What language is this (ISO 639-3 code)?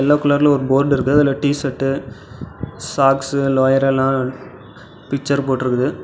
tam